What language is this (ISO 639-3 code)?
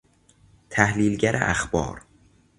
fas